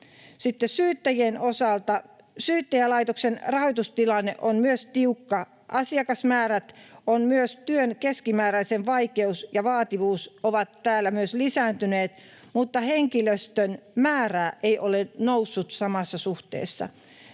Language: Finnish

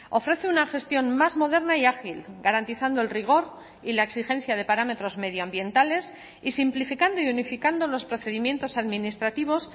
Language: Spanish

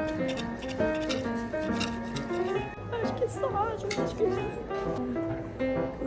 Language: Korean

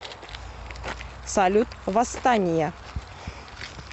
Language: Russian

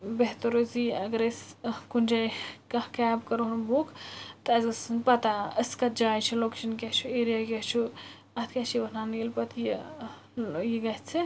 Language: Kashmiri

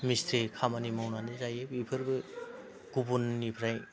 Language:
Bodo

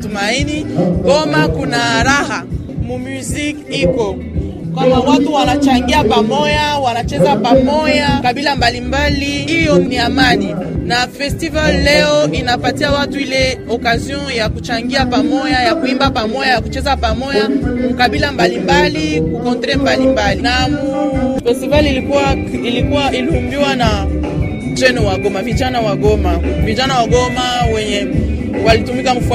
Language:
Swahili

